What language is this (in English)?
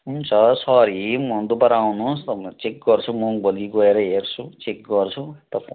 Nepali